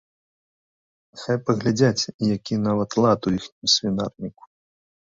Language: Belarusian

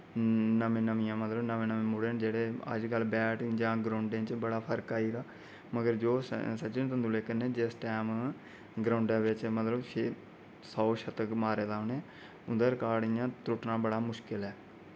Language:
Dogri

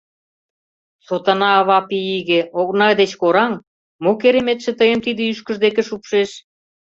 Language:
Mari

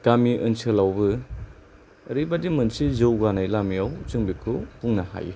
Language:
Bodo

